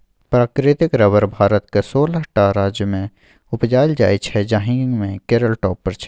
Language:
Maithili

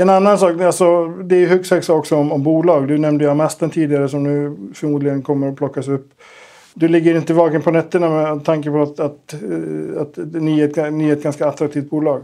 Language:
Swedish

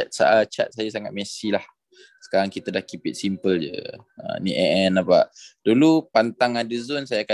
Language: Malay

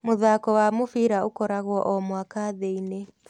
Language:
Kikuyu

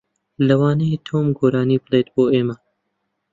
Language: Central Kurdish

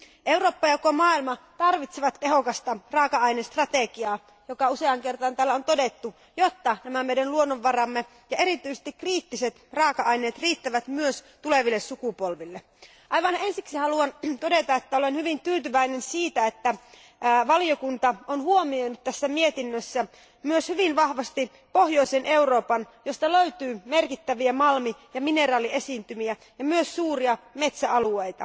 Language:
Finnish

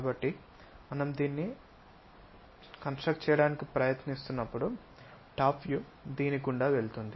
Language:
Telugu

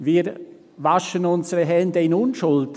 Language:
Swiss German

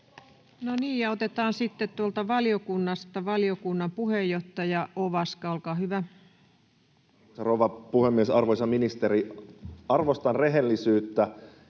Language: Finnish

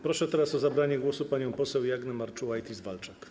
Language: Polish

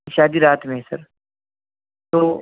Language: Urdu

